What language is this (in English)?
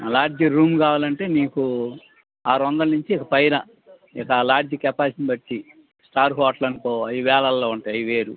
Telugu